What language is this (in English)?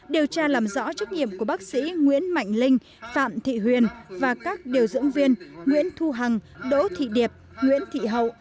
Vietnamese